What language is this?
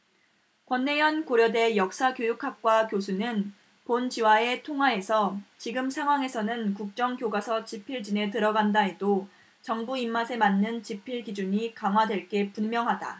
Korean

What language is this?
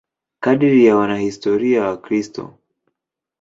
Swahili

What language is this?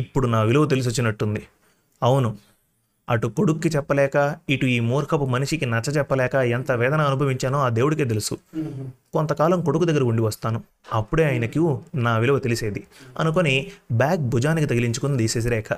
Telugu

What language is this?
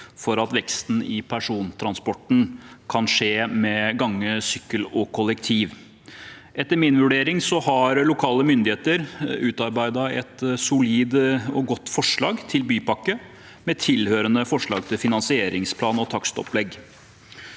Norwegian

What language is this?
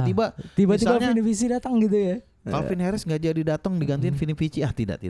Indonesian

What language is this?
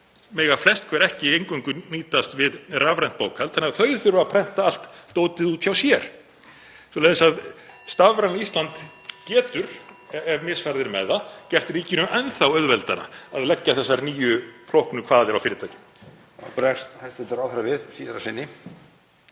Icelandic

